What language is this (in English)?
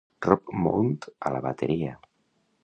Catalan